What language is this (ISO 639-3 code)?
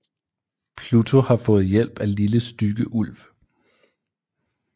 dan